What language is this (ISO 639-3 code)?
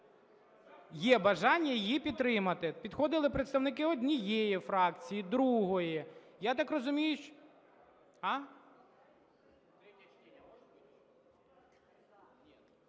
ukr